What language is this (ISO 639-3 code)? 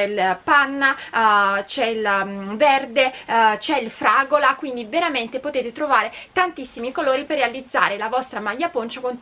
ita